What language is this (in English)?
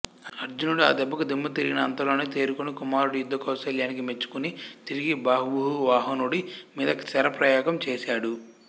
Telugu